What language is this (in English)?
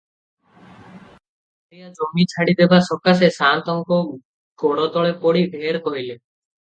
Odia